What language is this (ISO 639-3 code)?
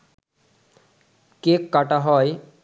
ben